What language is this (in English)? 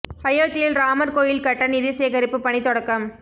Tamil